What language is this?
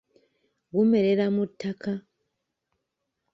Ganda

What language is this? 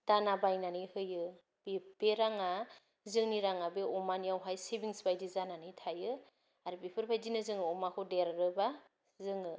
Bodo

